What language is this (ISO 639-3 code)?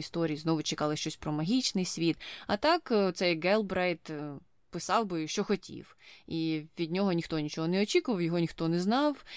ukr